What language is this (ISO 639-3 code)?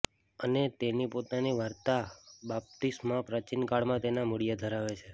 guj